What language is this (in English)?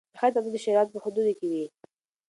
Pashto